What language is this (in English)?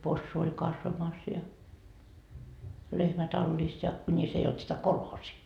Finnish